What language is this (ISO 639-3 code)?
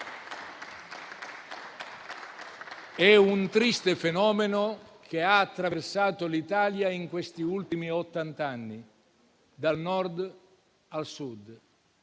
ita